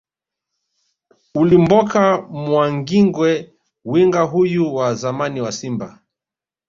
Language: Swahili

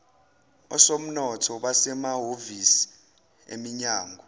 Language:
Zulu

